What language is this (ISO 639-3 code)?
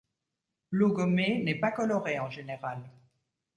fra